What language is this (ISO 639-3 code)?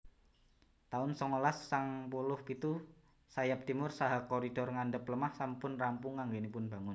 jav